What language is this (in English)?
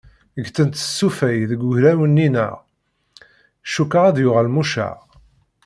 Kabyle